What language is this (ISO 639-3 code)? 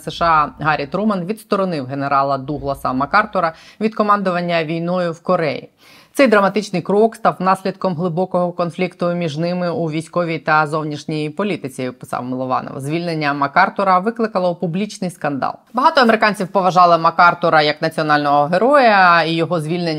ukr